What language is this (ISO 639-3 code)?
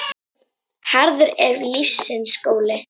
isl